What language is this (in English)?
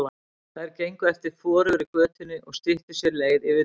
Icelandic